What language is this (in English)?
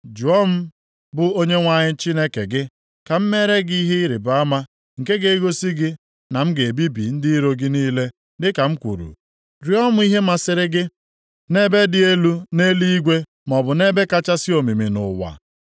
Igbo